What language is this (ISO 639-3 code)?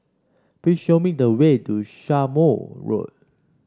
eng